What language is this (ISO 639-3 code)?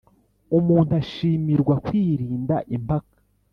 kin